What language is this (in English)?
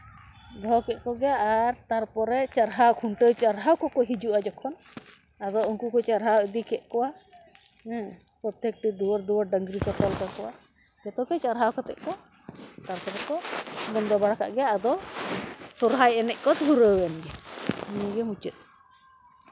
Santali